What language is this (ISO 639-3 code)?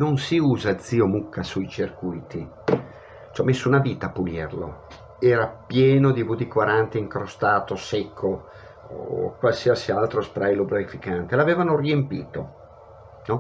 ita